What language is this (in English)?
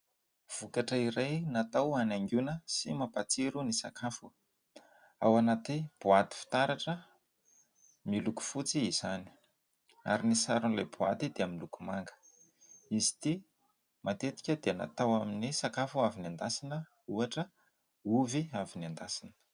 Malagasy